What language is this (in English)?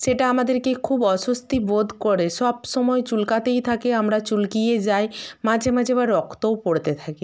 Bangla